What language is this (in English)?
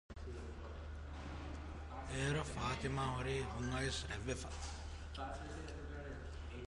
Divehi